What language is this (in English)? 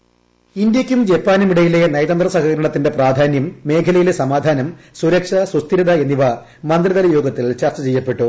Malayalam